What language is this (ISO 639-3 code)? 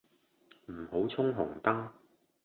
yue